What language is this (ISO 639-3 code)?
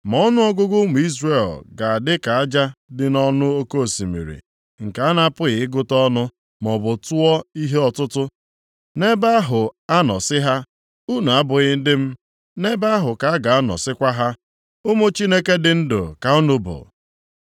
ibo